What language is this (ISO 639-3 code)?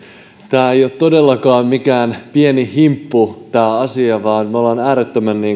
fin